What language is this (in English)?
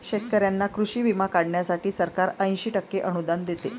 Marathi